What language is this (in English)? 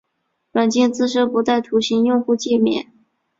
Chinese